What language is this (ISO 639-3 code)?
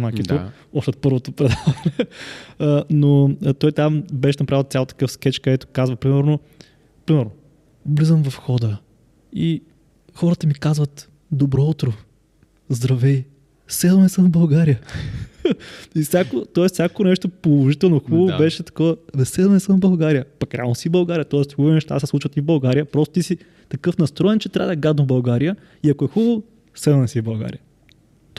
bul